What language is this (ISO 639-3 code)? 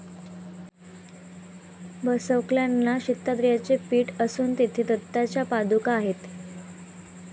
mar